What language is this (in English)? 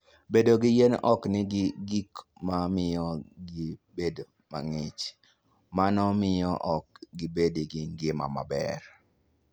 Luo (Kenya and Tanzania)